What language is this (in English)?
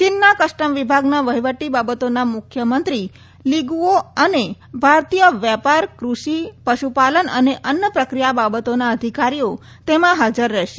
Gujarati